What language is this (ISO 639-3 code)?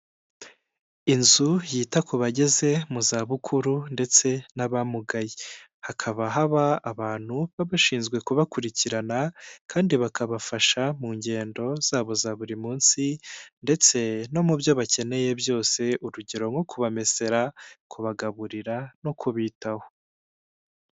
kin